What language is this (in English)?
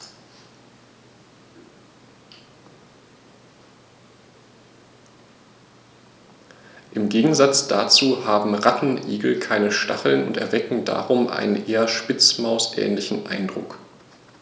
German